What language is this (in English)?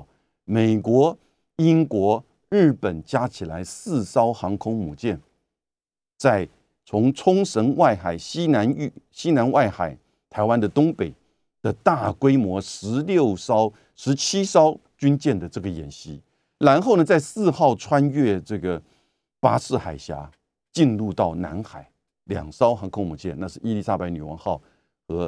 Chinese